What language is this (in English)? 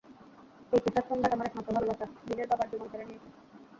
Bangla